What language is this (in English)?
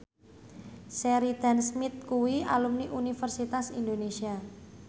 Javanese